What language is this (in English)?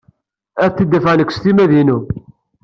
Kabyle